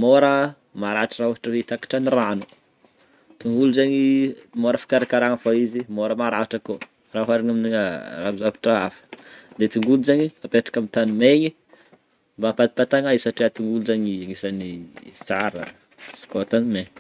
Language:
Northern Betsimisaraka Malagasy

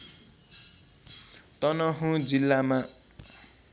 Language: Nepali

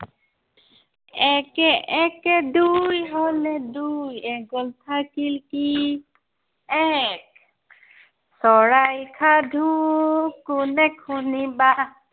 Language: Assamese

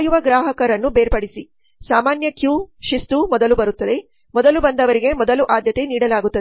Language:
Kannada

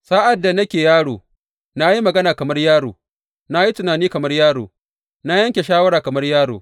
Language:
Hausa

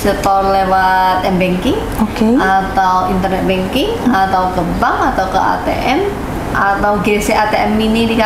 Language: Indonesian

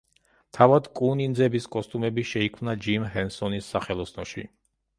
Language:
Georgian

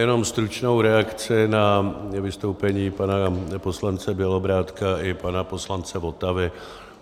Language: Czech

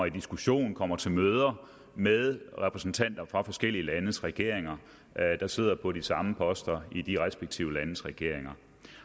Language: Danish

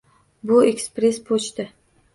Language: Uzbek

